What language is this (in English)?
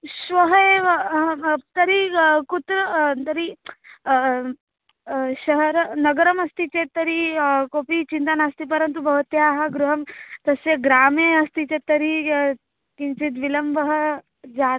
Sanskrit